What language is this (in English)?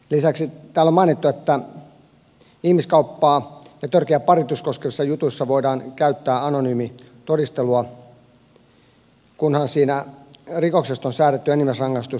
Finnish